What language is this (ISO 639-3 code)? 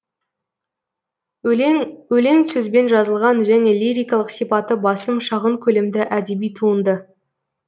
kaz